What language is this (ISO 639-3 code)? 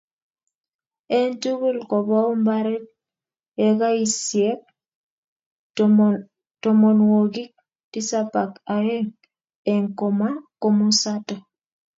kln